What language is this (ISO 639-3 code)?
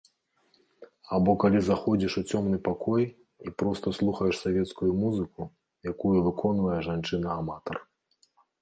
bel